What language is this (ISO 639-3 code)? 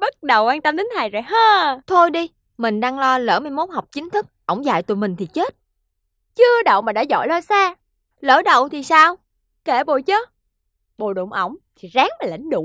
vie